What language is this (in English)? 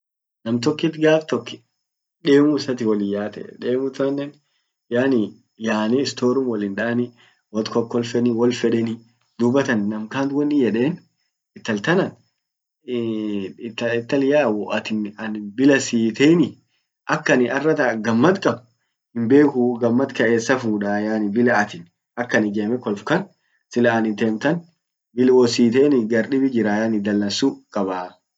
Orma